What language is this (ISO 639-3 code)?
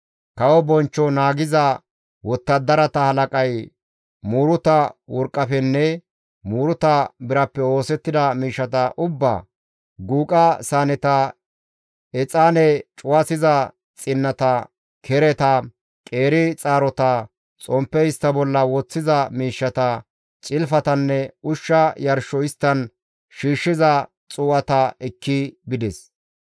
gmv